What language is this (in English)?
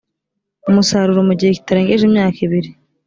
Kinyarwanda